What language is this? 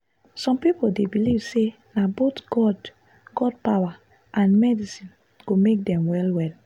Nigerian Pidgin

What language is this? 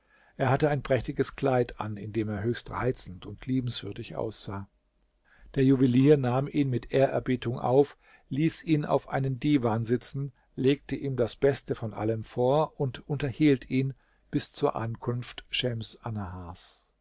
German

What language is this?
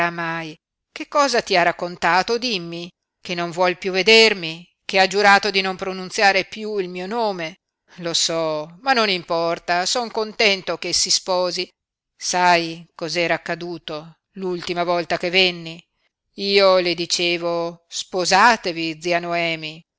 Italian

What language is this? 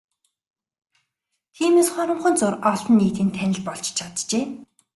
Mongolian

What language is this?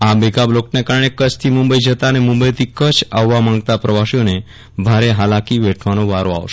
Gujarati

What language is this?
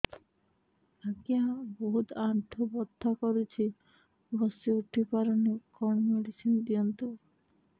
Odia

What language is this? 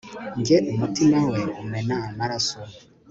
Kinyarwanda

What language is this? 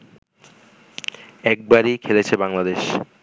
Bangla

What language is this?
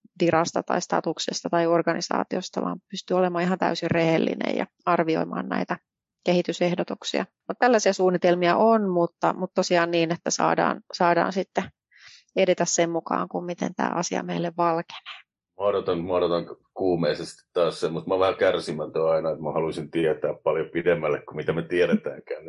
Finnish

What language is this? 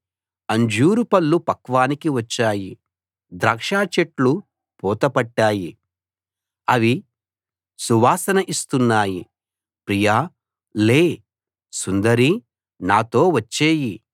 Telugu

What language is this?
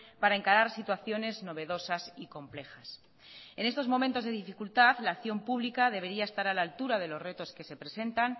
Spanish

